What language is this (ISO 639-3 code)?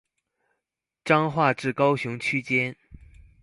zho